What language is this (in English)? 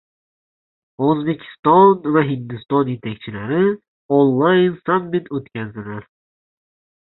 Uzbek